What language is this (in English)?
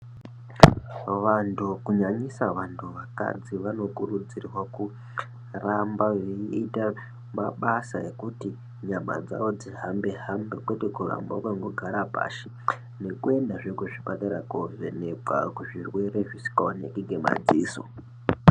Ndau